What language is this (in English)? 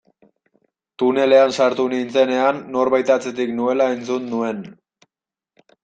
Basque